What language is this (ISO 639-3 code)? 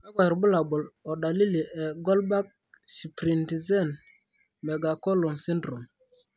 mas